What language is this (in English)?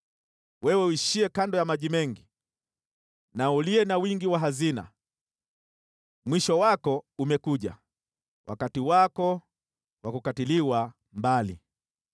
Swahili